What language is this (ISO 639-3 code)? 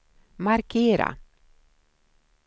swe